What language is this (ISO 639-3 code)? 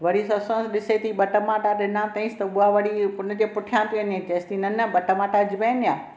snd